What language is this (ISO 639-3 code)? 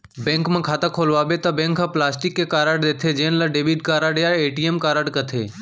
hne